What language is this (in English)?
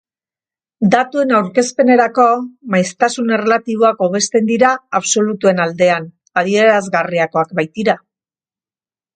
Basque